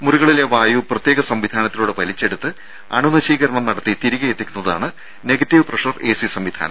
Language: Malayalam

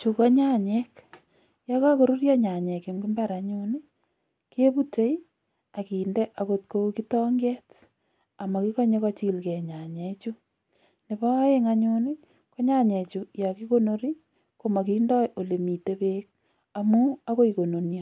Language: Kalenjin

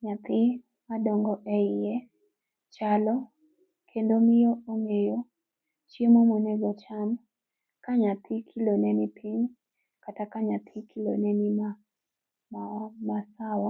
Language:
Luo (Kenya and Tanzania)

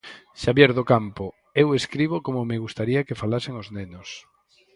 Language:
Galician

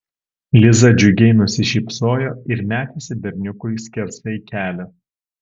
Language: Lithuanian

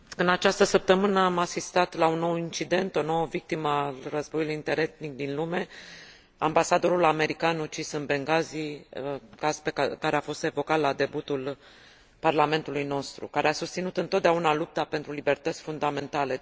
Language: Romanian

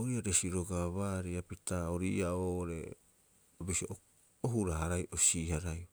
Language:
Rapoisi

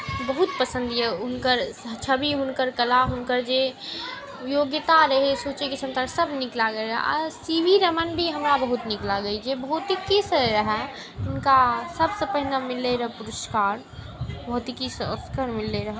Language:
Maithili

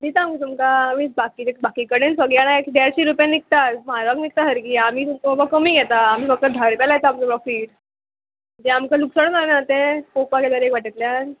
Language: Konkani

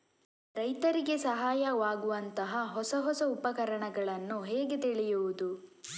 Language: Kannada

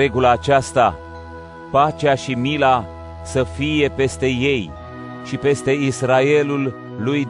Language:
Romanian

